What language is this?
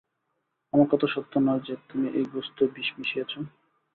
Bangla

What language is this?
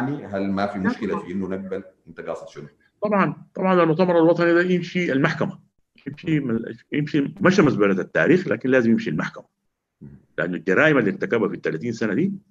Arabic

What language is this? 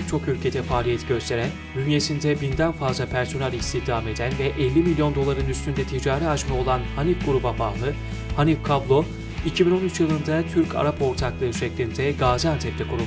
Turkish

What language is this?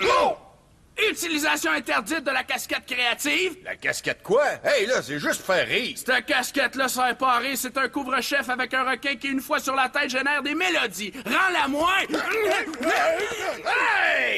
French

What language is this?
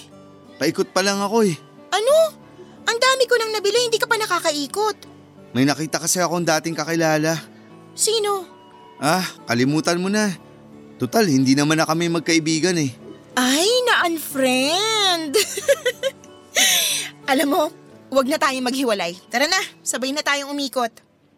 Filipino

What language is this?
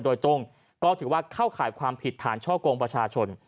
Thai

